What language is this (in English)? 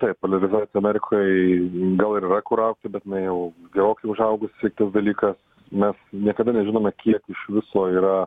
Lithuanian